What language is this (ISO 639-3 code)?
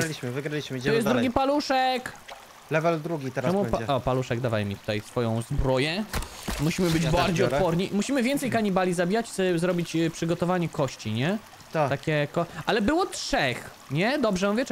pol